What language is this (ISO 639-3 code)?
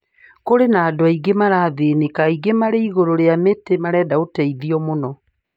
kik